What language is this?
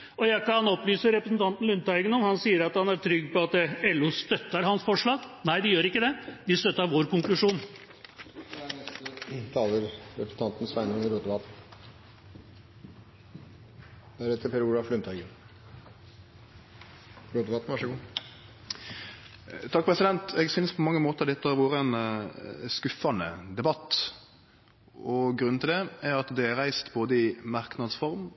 Norwegian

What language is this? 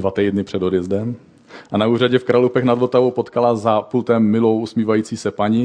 Czech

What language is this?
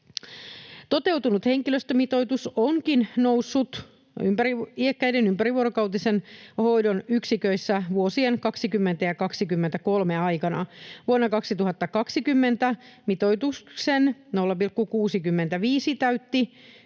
Finnish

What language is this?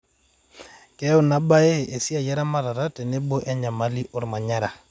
Masai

